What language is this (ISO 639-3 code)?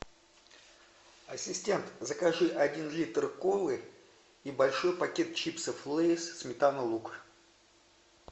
rus